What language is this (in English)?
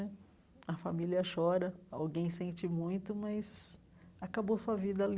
Portuguese